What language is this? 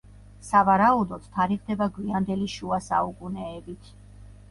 Georgian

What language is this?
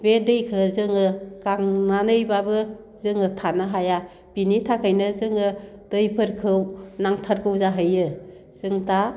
Bodo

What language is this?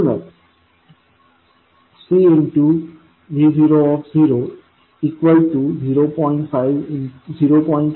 Marathi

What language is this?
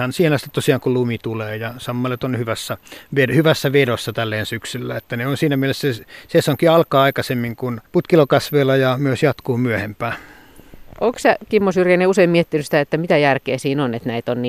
Finnish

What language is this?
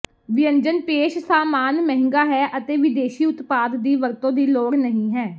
Punjabi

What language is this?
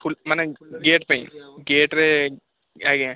Odia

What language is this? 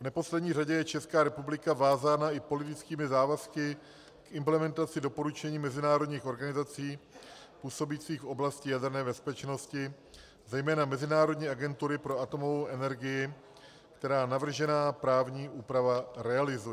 Czech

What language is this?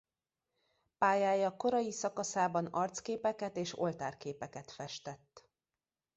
Hungarian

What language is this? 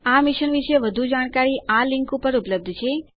Gujarati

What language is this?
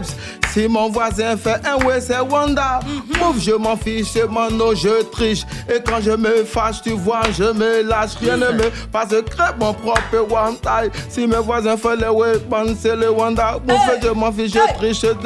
French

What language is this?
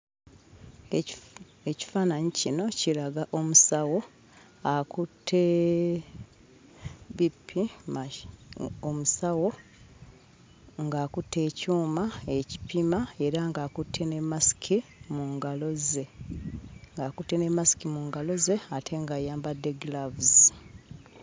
Ganda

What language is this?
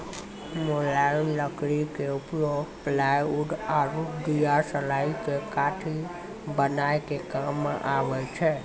Maithili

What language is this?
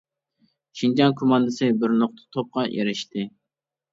Uyghur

